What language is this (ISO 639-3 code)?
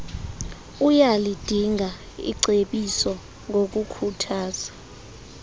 xho